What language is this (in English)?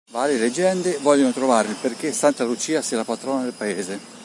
Italian